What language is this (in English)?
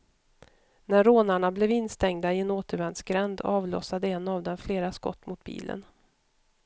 Swedish